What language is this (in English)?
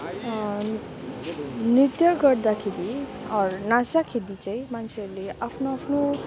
Nepali